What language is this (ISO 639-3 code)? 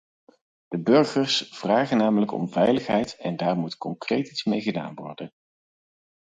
nld